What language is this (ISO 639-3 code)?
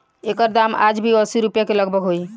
bho